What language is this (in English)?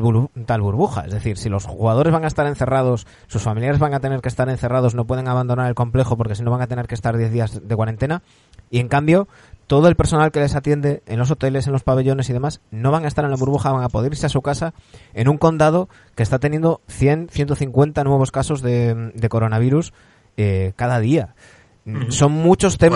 Spanish